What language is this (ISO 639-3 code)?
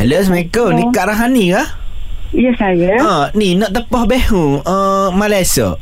msa